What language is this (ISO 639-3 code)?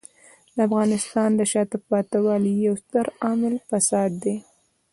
pus